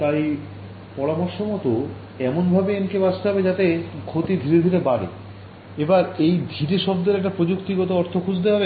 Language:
Bangla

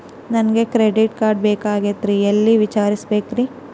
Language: Kannada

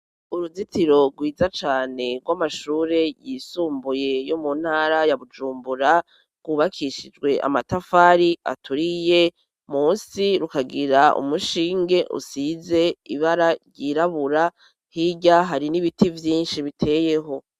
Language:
Rundi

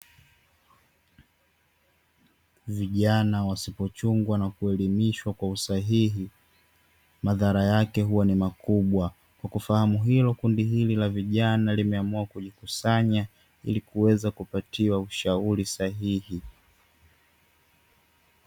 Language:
Swahili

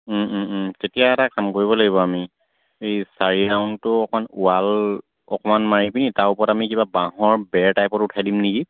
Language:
Assamese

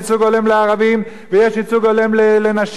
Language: Hebrew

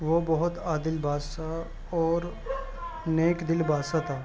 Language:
Urdu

